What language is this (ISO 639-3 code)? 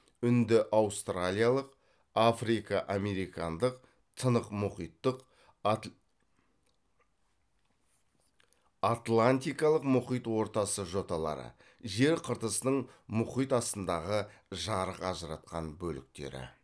kaz